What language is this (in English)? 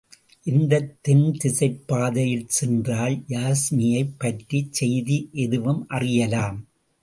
Tamil